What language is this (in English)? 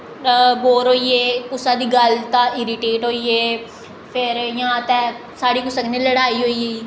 Dogri